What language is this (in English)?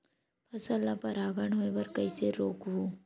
Chhattisgarhi